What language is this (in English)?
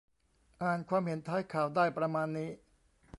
Thai